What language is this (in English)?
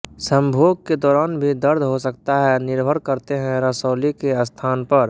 Hindi